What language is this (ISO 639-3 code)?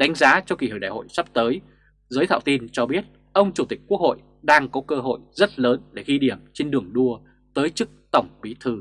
vie